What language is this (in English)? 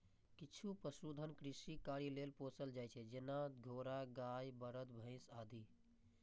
Maithili